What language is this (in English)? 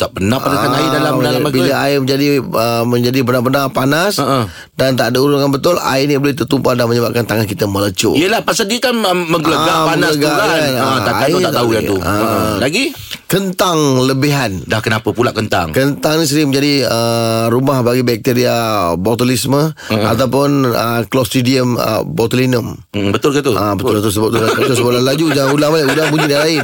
Malay